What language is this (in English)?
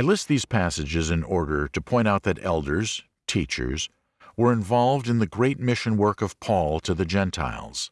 English